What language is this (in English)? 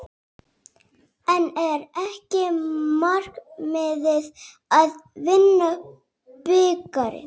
Icelandic